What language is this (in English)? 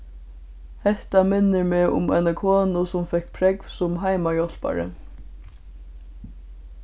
Faroese